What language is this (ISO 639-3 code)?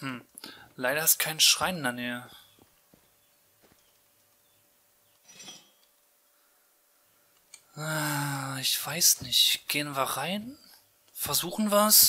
deu